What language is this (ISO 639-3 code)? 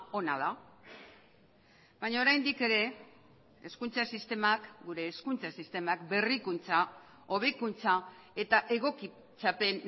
eus